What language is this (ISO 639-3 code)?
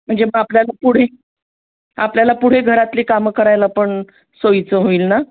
mar